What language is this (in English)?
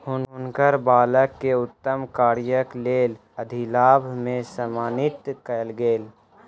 Maithili